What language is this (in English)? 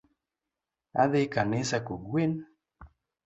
Luo (Kenya and Tanzania)